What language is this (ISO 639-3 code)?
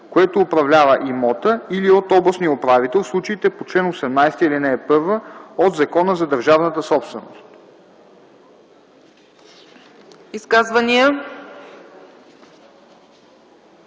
bul